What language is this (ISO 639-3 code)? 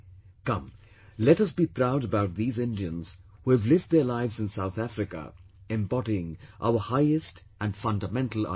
eng